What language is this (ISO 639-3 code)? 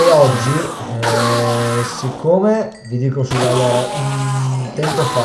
ita